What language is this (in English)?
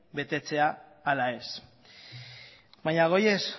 Basque